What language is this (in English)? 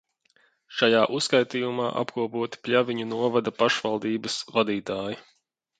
Latvian